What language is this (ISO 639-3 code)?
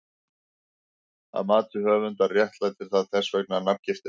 isl